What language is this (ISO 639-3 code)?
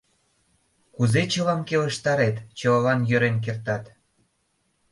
chm